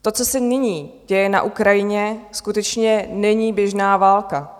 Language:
Czech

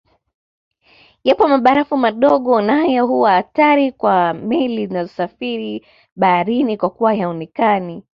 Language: Swahili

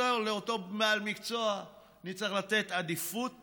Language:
Hebrew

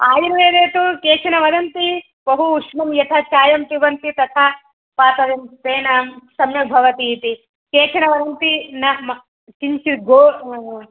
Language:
Sanskrit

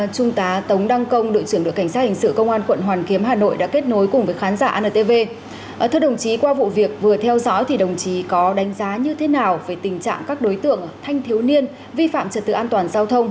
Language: Vietnamese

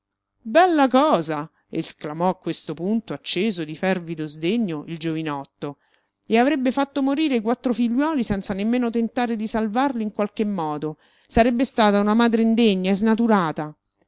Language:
Italian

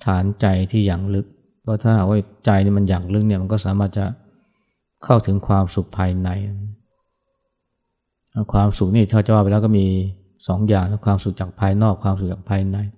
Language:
Thai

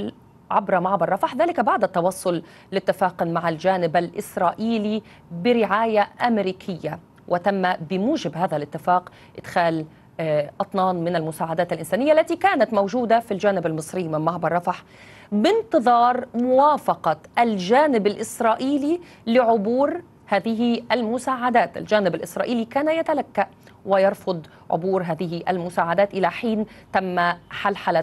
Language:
Arabic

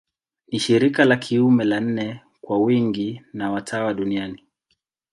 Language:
Swahili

